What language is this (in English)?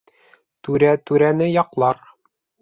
Bashkir